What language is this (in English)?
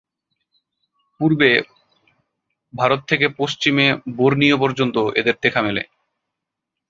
Bangla